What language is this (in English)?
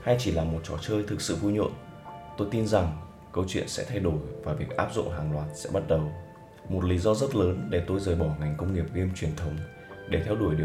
Vietnamese